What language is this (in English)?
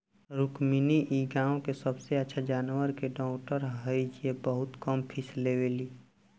Bhojpuri